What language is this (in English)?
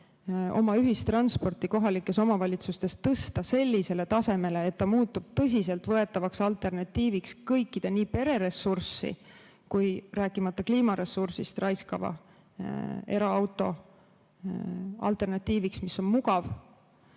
Estonian